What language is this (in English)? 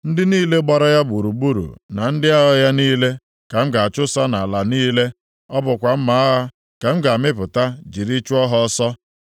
Igbo